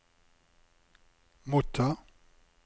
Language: Norwegian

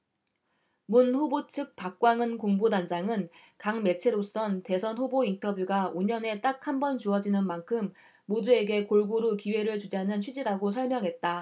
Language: Korean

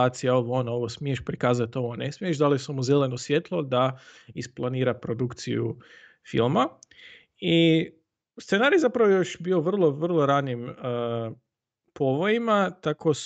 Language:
Croatian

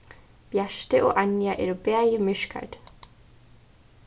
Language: Faroese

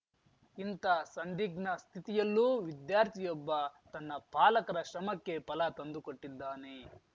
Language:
Kannada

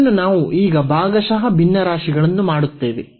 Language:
Kannada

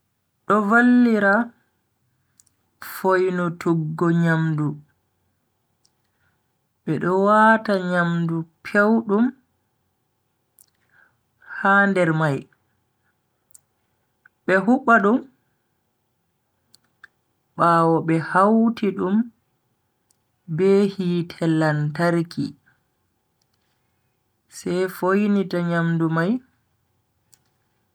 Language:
Bagirmi Fulfulde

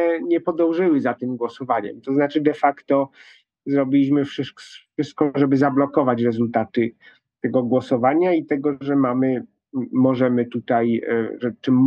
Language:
Polish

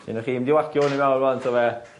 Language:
Welsh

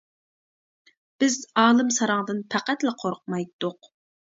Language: Uyghur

